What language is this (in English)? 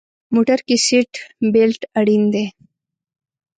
Pashto